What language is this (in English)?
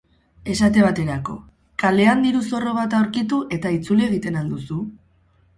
Basque